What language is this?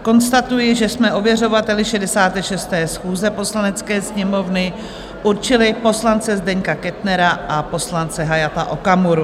Czech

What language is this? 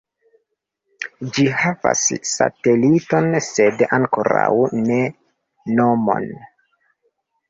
Esperanto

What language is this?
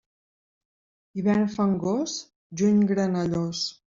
Catalan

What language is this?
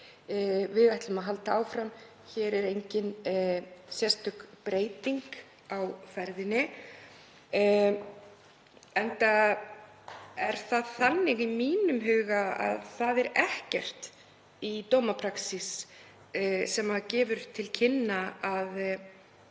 Icelandic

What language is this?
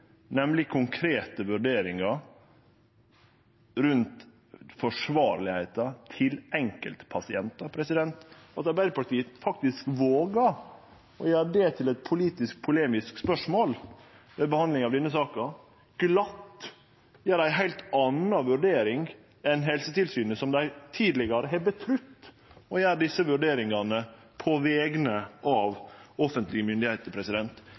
Norwegian Nynorsk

